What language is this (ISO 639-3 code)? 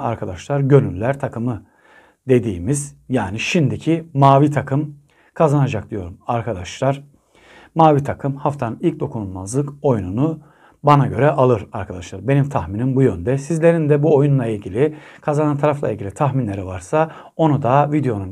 tur